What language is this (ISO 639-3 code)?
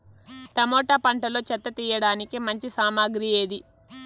tel